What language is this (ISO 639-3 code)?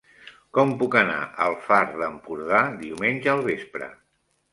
cat